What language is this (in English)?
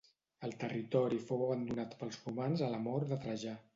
Catalan